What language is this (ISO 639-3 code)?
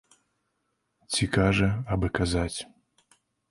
bel